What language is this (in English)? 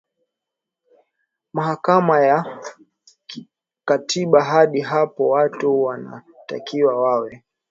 Swahili